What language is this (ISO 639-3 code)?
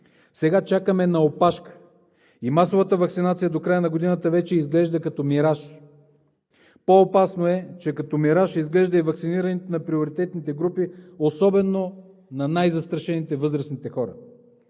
bul